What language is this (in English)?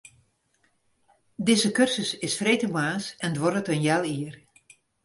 Western Frisian